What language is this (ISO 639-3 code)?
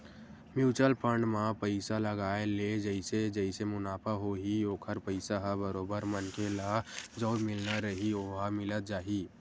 hne